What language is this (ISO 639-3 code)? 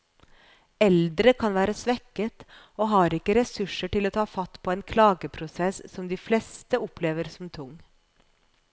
nor